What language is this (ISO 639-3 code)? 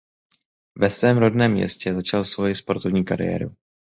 ces